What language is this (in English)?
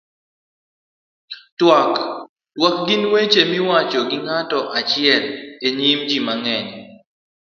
Luo (Kenya and Tanzania)